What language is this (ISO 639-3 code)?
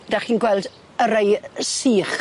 cym